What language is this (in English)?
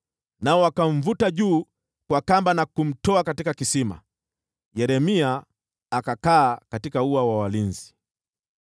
Swahili